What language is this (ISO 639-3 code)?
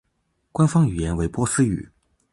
zho